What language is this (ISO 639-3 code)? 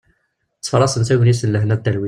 kab